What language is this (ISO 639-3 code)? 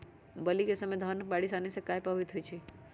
mag